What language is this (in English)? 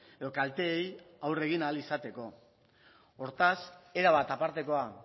Basque